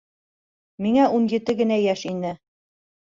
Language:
Bashkir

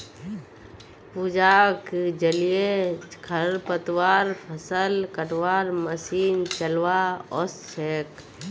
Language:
Magahi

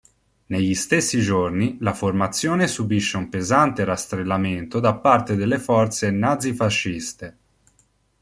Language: Italian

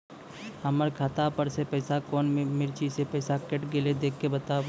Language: Maithili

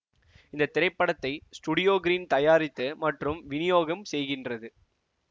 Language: Tamil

